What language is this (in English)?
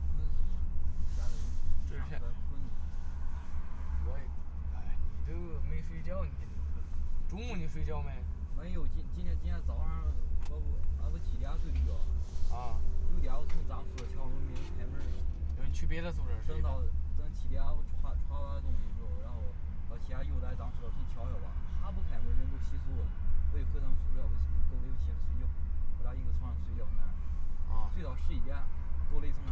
Chinese